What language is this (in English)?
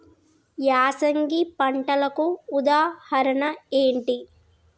Telugu